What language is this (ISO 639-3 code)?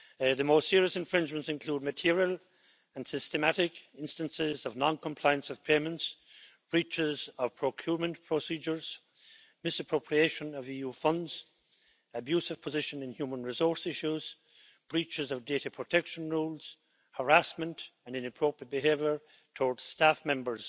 eng